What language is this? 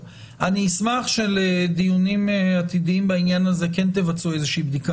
Hebrew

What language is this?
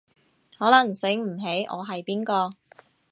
Cantonese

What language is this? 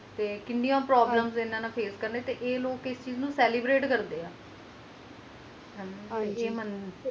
Punjabi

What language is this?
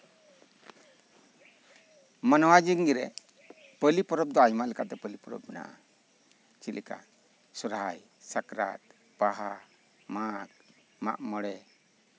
Santali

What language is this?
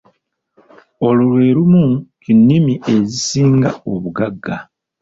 Ganda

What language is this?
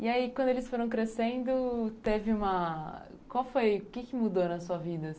Portuguese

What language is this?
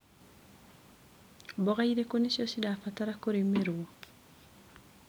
Kikuyu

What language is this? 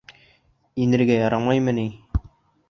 Bashkir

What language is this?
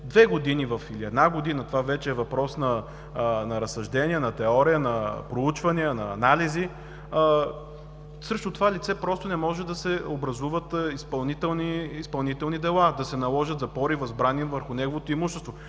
Bulgarian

